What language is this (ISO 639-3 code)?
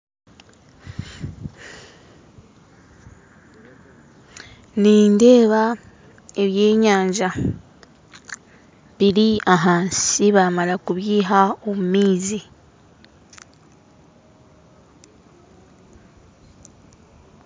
nyn